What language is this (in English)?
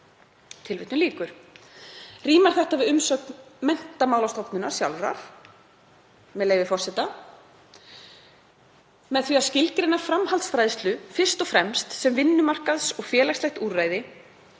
Icelandic